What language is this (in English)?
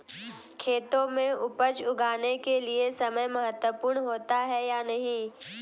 Hindi